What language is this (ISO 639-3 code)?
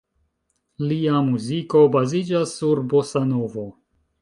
epo